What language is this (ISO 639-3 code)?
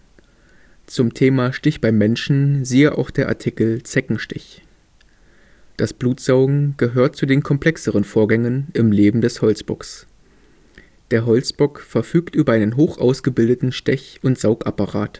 deu